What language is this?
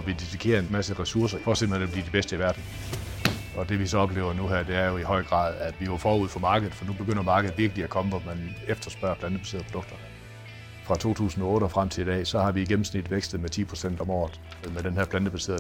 Danish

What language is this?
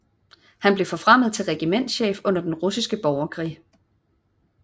Danish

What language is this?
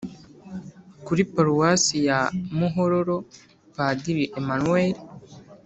Kinyarwanda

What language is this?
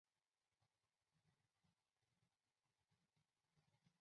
Chinese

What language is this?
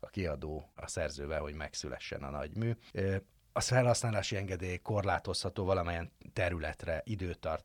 Hungarian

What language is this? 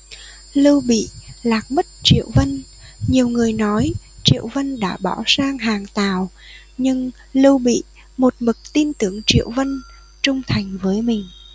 Vietnamese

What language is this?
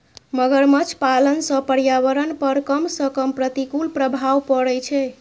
Maithili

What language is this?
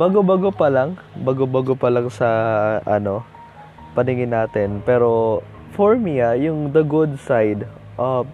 Filipino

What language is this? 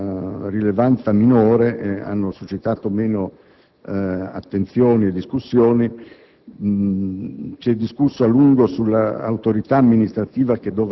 Italian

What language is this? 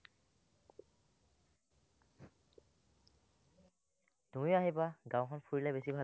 Assamese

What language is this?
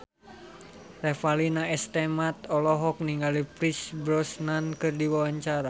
Sundanese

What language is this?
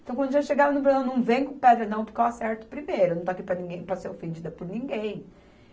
Portuguese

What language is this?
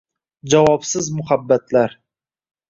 Uzbek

